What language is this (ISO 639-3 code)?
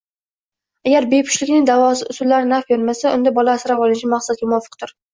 uzb